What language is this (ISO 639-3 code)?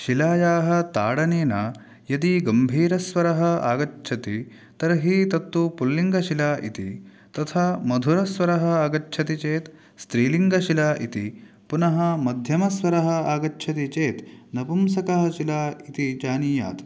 san